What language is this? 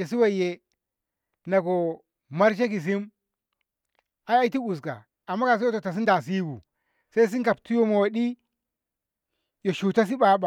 Ngamo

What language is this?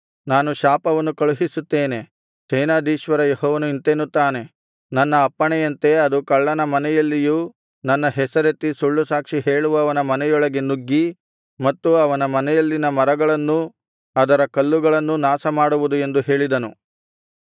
Kannada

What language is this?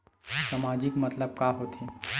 Chhattisgarhi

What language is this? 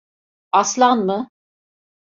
Turkish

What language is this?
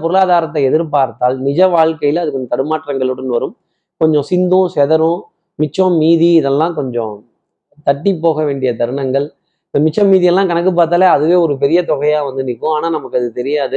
Tamil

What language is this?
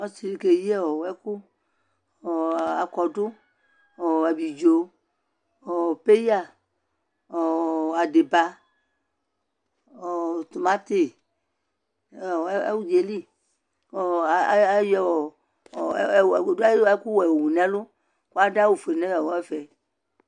Ikposo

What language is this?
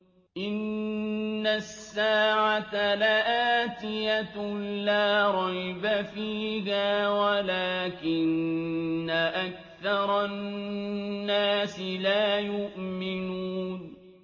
Arabic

